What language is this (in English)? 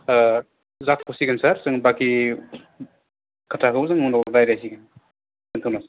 Bodo